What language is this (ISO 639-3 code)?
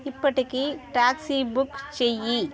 tel